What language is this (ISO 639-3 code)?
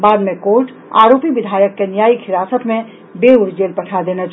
mai